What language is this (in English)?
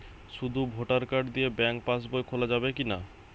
Bangla